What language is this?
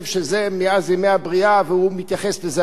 Hebrew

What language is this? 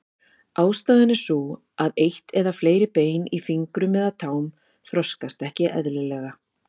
Icelandic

